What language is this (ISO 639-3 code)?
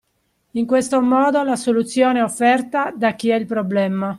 ita